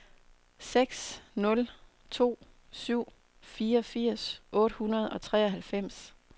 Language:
Danish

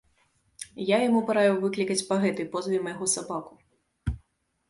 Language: Belarusian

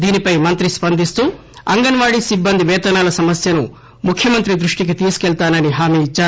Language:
Telugu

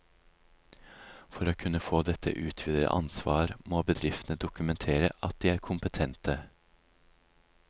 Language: Norwegian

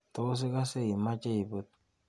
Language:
Kalenjin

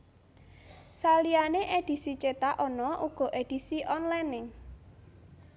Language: Javanese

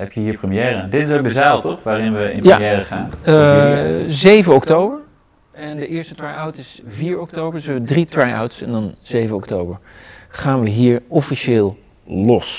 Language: Dutch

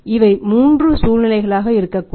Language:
Tamil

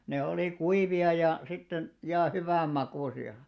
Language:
Finnish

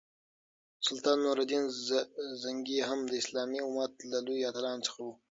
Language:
Pashto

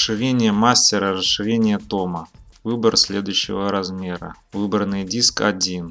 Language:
Russian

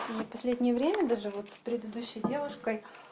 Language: Russian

